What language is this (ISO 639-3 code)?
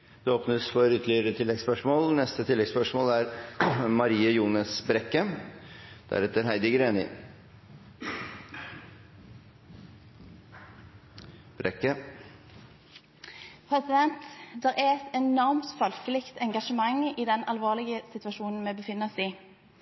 nob